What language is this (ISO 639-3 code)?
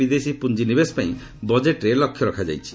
ori